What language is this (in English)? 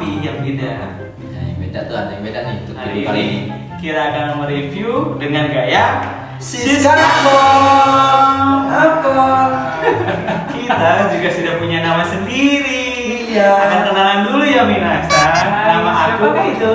Indonesian